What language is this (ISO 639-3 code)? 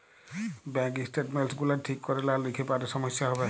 ben